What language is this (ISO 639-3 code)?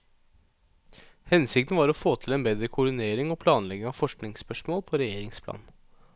nor